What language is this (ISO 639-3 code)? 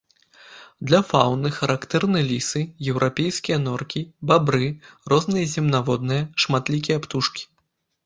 bel